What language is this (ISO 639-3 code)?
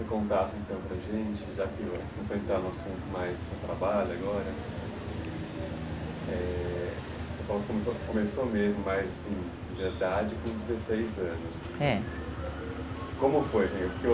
por